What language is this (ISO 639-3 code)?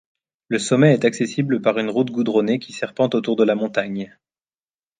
fra